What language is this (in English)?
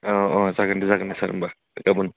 Bodo